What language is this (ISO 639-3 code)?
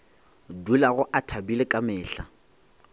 nso